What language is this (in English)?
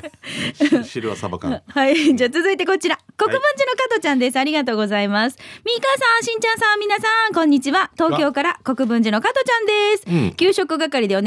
Japanese